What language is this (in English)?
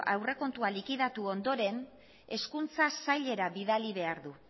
Basque